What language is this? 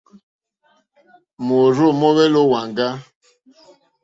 Mokpwe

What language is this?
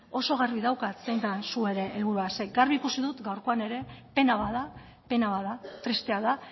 Basque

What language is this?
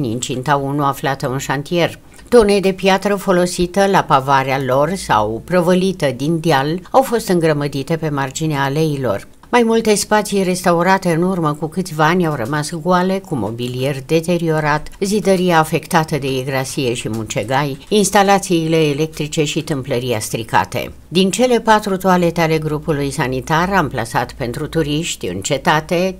Romanian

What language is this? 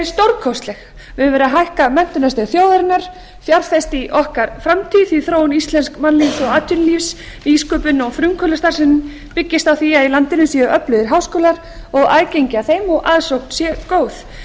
Icelandic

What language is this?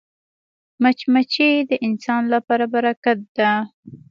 Pashto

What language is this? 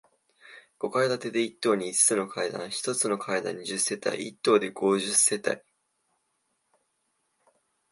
Japanese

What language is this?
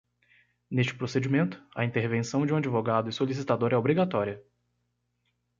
Portuguese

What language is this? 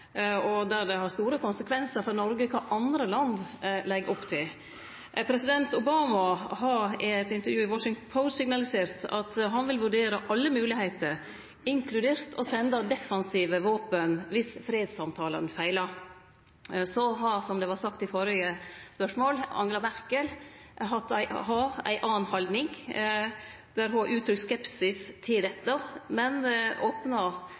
Norwegian Nynorsk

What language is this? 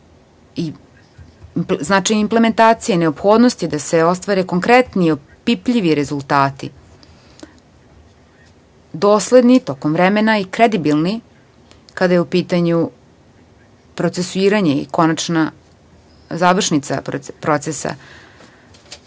Serbian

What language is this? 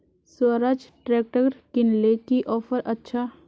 Magahi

